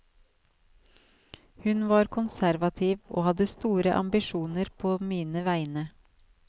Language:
Norwegian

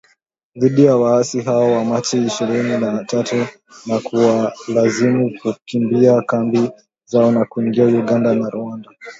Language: Swahili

